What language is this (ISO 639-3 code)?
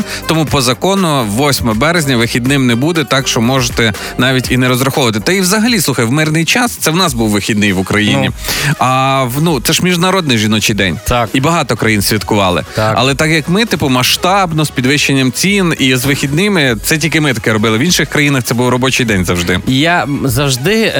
ukr